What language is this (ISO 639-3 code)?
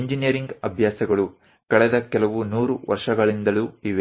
kan